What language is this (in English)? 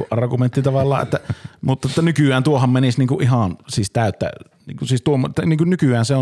Finnish